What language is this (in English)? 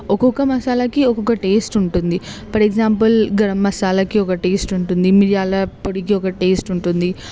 Telugu